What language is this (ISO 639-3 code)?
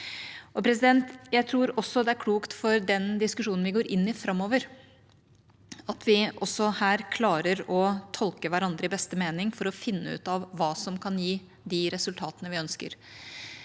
nor